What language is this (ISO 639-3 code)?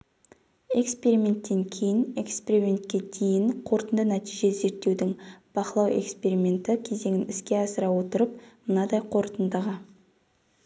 kaz